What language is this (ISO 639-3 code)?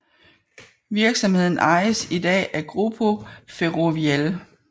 dan